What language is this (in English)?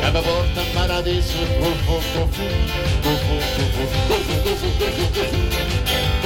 Italian